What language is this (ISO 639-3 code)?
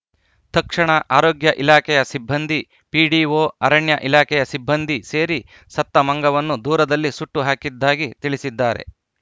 kan